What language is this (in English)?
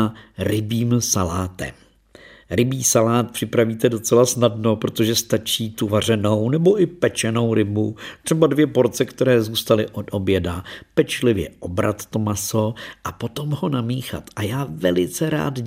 Czech